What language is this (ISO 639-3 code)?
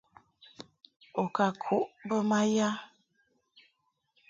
mhk